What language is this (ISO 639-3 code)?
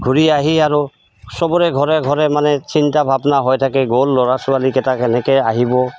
asm